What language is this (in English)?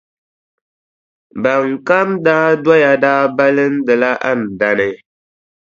Dagbani